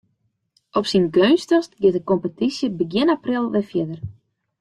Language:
Western Frisian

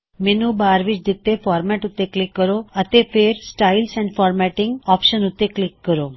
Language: Punjabi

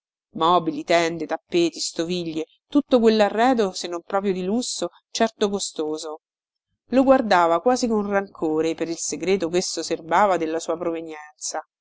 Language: Italian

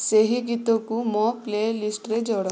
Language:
Odia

